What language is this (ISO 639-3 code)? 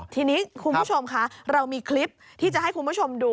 tha